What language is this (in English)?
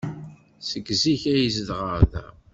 Kabyle